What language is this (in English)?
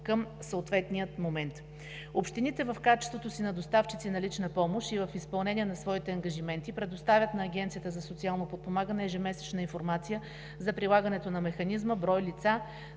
Bulgarian